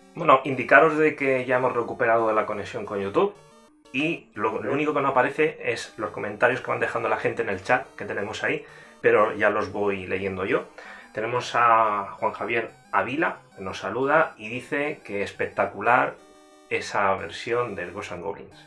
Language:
Spanish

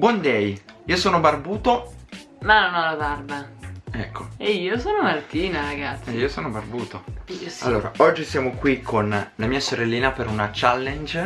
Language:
Italian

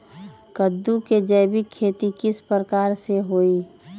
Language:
Magahi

